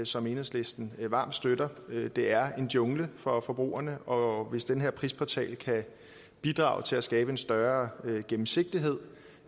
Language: Danish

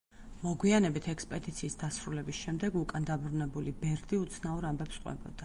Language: Georgian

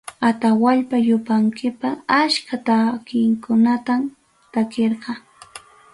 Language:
Ayacucho Quechua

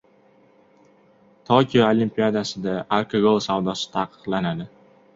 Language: Uzbek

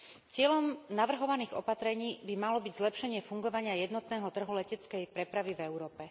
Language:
Slovak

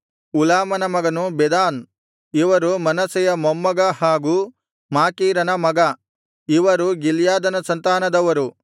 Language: Kannada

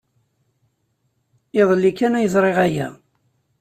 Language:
Kabyle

